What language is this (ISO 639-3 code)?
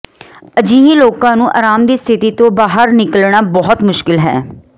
pan